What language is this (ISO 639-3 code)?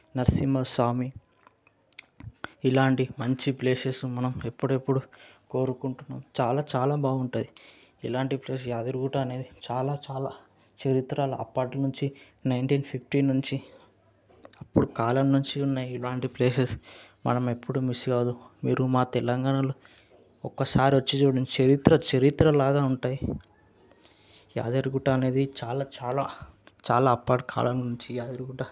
tel